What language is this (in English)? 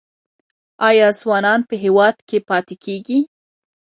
Pashto